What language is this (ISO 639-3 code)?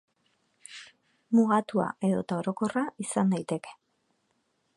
eus